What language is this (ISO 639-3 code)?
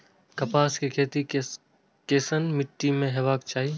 mai